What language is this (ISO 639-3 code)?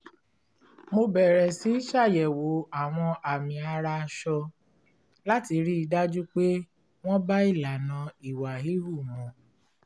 yor